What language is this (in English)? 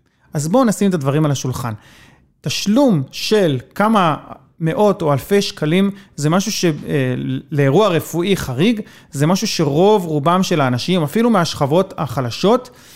Hebrew